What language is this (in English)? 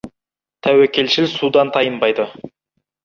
Kazakh